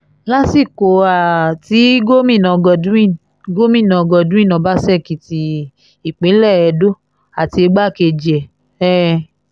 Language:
Yoruba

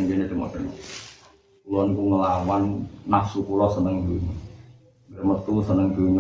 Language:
Malay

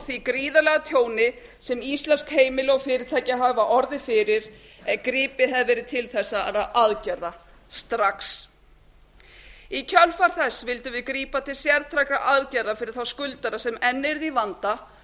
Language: Icelandic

